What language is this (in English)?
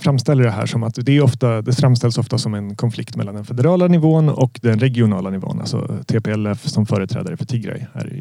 Swedish